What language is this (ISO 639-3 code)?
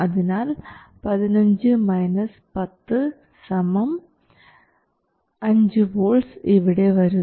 mal